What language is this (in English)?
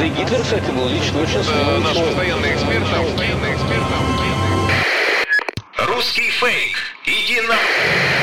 Ukrainian